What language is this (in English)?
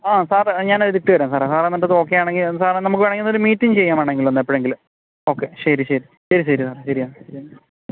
Malayalam